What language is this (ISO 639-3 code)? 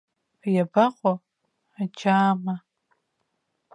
abk